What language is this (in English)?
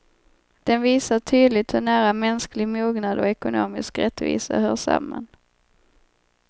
Swedish